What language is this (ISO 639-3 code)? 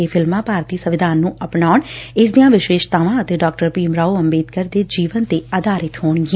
pan